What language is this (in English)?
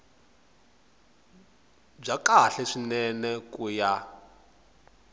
Tsonga